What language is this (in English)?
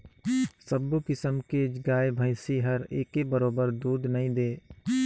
Chhattisgarhi